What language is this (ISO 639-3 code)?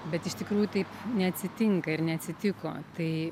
lit